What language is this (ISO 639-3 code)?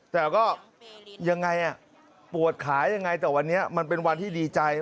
tha